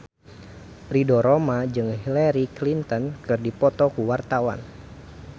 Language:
Sundanese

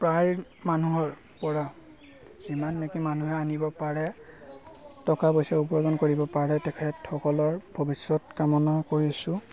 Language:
Assamese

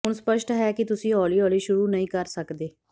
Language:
Punjabi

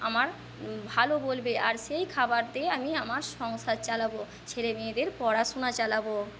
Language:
Bangla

